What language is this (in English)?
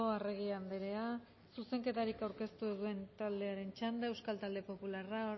Basque